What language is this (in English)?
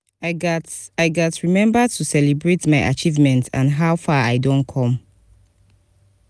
Nigerian Pidgin